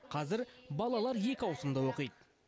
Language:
Kazakh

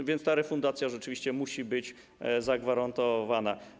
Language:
Polish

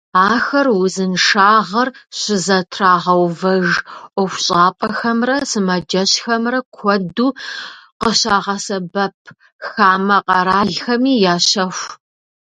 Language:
Kabardian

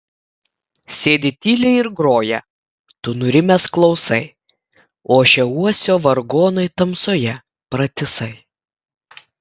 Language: Lithuanian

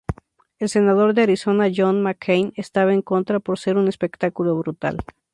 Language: Spanish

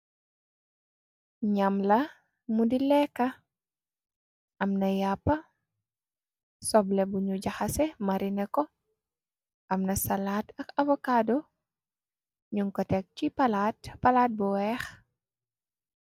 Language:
Wolof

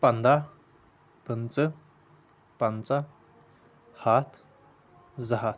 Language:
Kashmiri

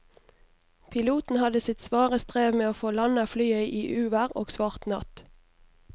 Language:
Norwegian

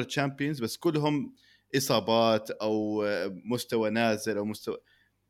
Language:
Arabic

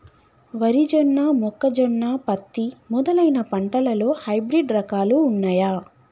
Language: Telugu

